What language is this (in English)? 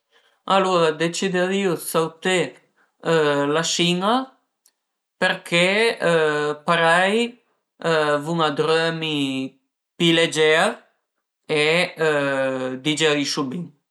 Piedmontese